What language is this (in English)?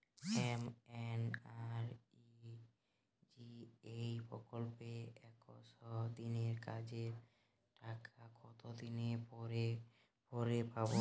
Bangla